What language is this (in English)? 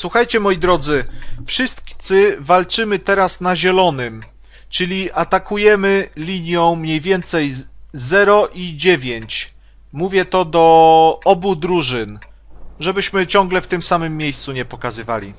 Polish